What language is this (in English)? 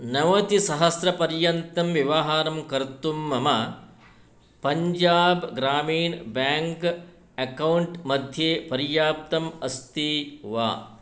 Sanskrit